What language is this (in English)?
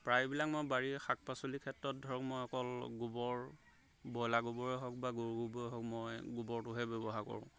Assamese